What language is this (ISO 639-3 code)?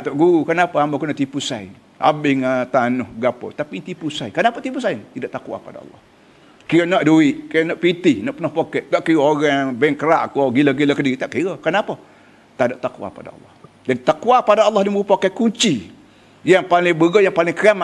msa